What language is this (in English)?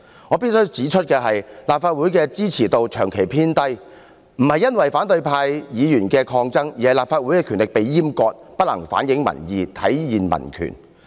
Cantonese